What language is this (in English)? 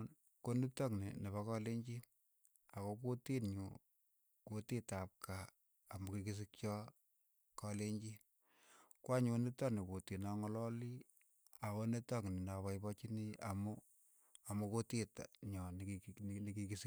Keiyo